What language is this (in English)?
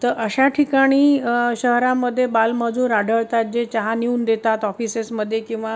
Marathi